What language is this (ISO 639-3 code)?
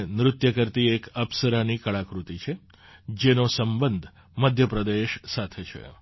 guj